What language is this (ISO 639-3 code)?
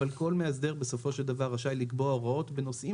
heb